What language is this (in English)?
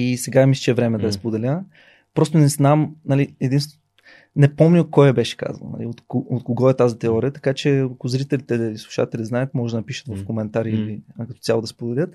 Bulgarian